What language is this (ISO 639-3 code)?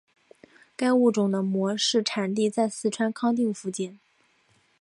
zho